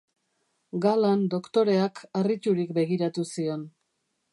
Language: Basque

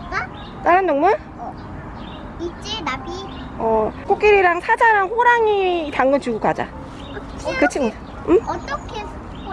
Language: Korean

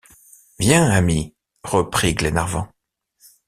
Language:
French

